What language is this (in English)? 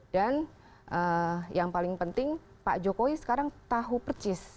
Indonesian